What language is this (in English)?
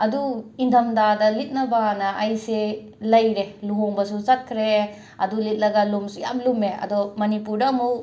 Manipuri